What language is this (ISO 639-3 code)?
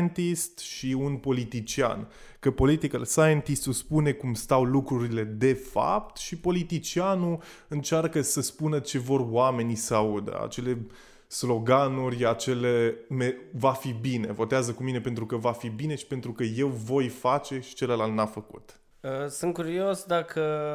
ron